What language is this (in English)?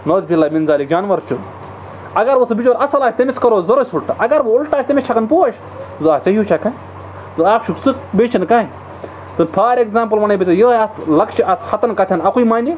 Kashmiri